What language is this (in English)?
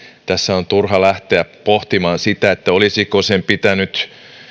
Finnish